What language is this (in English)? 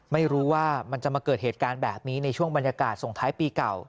Thai